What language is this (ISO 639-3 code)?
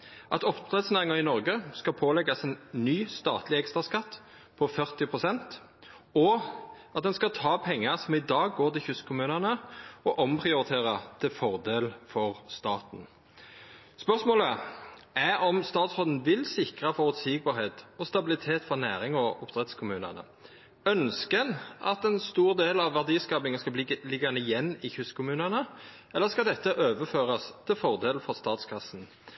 nno